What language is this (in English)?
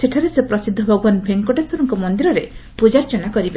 Odia